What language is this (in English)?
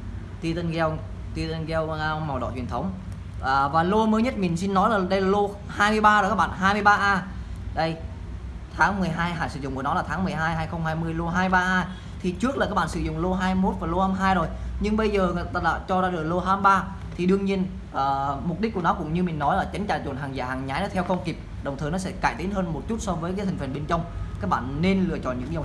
Vietnamese